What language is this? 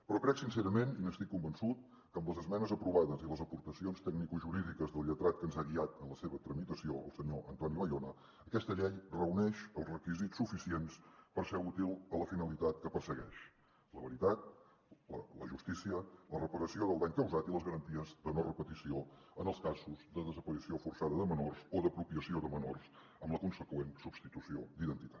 Catalan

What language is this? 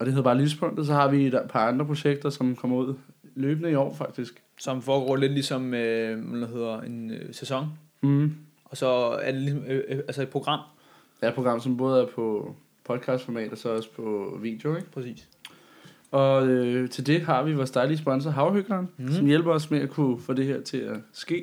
Danish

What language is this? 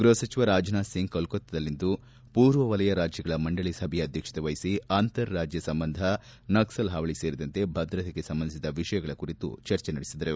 Kannada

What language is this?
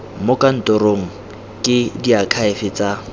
Tswana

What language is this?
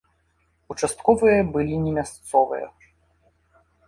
Belarusian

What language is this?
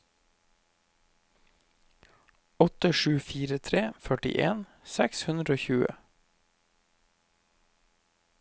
Norwegian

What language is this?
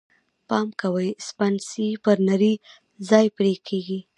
Pashto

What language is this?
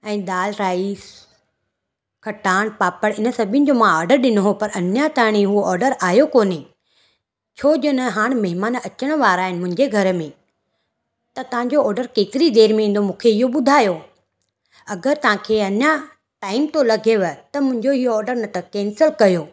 Sindhi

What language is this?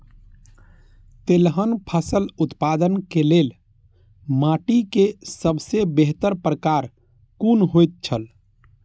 Maithili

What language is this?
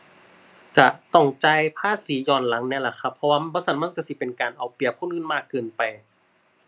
Thai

